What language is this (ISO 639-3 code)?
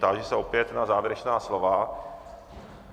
ces